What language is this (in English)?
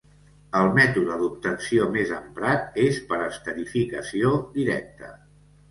Catalan